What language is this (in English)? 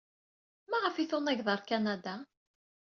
Kabyle